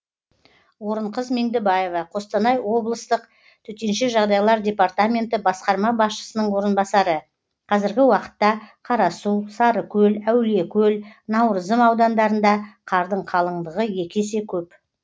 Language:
Kazakh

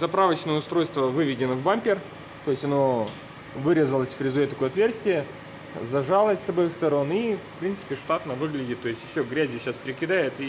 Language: Russian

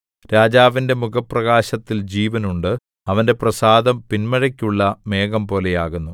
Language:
Malayalam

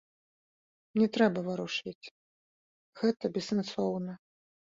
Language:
Belarusian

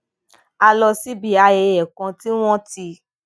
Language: Yoruba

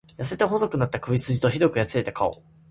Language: Japanese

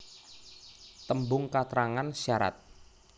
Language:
Javanese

